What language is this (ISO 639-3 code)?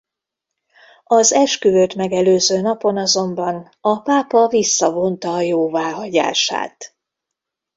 hun